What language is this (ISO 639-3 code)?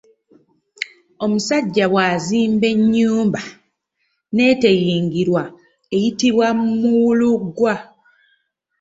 lug